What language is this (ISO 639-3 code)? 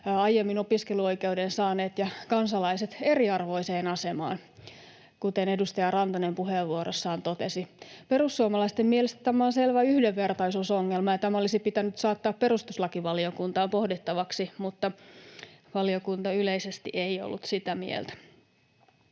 fin